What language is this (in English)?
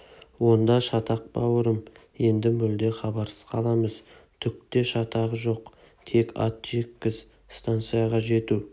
Kazakh